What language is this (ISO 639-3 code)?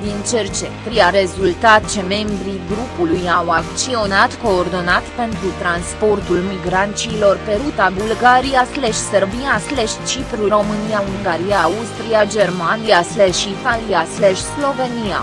ron